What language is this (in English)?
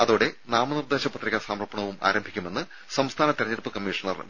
Malayalam